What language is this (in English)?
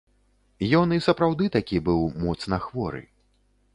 Belarusian